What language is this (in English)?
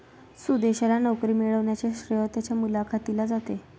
Marathi